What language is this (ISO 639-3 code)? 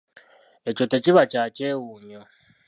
lug